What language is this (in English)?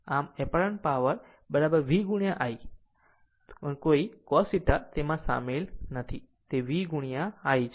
Gujarati